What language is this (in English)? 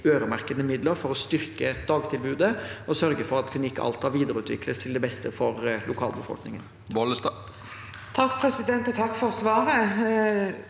Norwegian